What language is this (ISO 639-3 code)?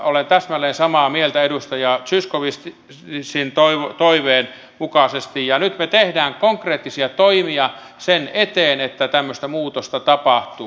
fin